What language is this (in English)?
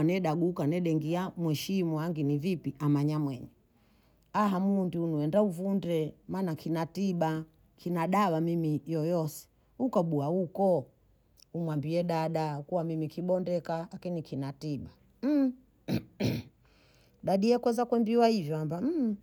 Bondei